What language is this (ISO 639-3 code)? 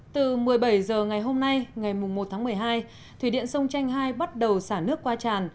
vie